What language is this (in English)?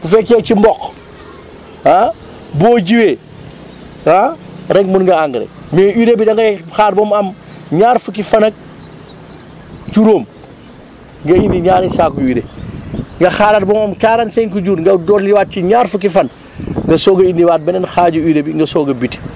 Wolof